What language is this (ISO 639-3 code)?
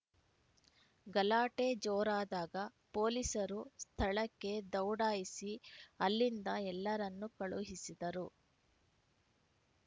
kan